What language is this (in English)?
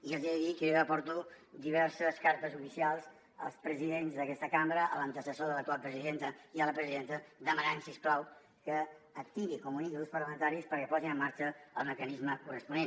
Catalan